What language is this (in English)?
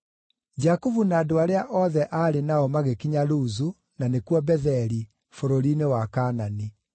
Kikuyu